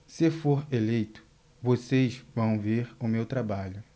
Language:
Portuguese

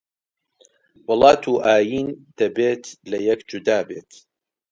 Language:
Central Kurdish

